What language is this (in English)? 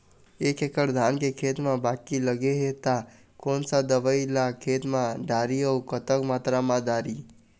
Chhattisgarhi